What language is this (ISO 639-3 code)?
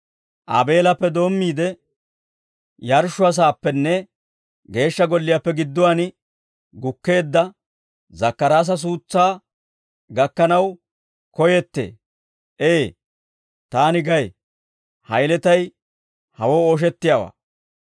dwr